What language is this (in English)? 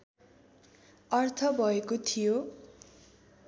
Nepali